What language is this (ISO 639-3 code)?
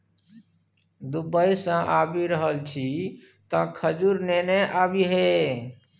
mai